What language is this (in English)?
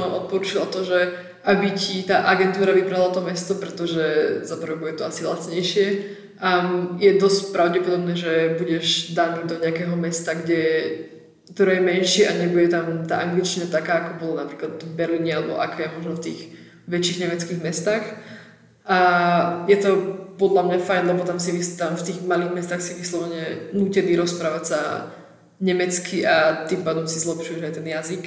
Slovak